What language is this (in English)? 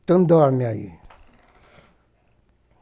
Portuguese